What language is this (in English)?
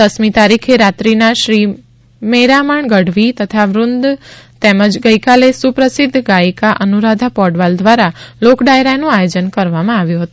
Gujarati